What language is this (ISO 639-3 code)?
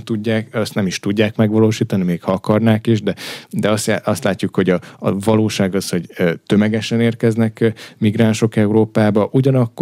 hun